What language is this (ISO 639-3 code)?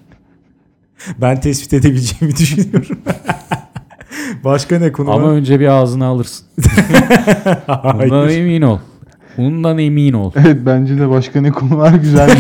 tur